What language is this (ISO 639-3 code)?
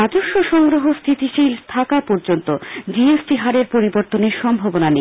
ben